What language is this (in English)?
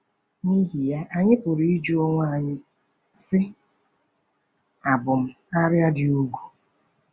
Igbo